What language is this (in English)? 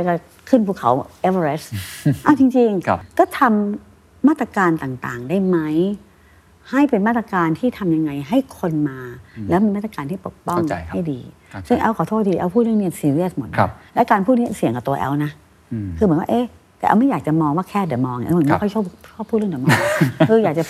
Thai